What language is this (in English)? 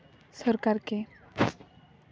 Santali